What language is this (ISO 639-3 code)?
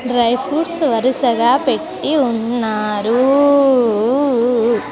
tel